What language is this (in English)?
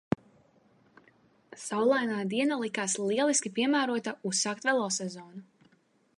Latvian